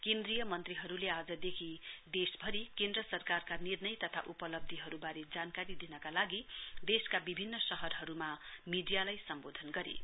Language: Nepali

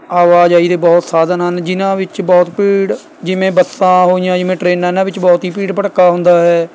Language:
Punjabi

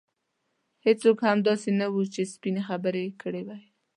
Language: Pashto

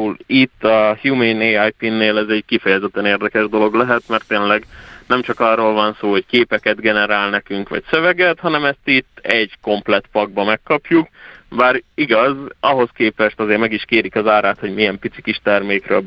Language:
Hungarian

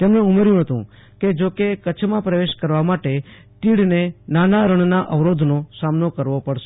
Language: Gujarati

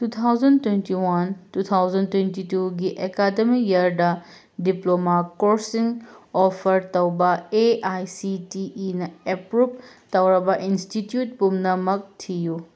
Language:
Manipuri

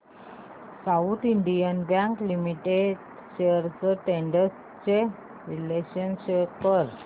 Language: Marathi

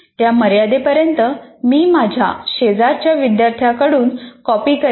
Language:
Marathi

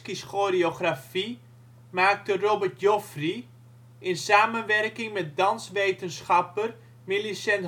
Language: Dutch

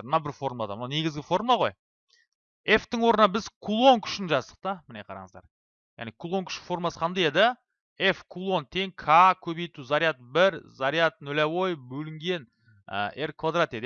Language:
Turkish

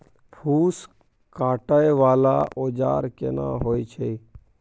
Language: Maithili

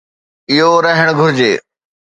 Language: Sindhi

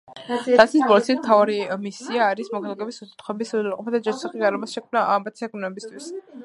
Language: Georgian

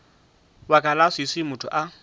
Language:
Northern Sotho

